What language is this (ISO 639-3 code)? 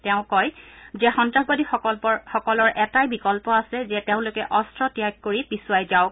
asm